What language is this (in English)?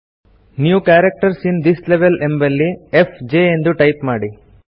Kannada